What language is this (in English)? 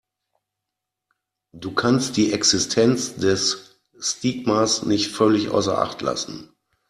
German